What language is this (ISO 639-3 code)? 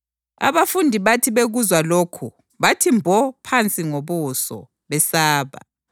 nde